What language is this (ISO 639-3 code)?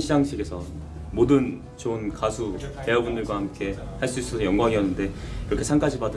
kor